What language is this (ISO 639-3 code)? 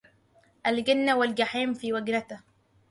ara